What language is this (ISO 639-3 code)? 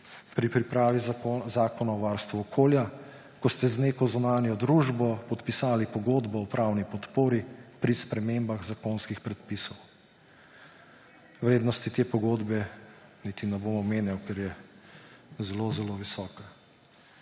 slv